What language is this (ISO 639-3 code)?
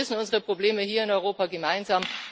deu